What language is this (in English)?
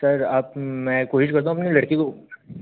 Hindi